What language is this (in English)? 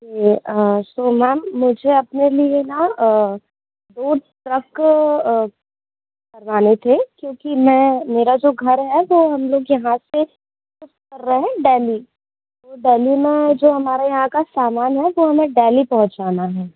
Hindi